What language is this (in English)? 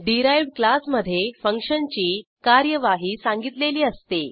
Marathi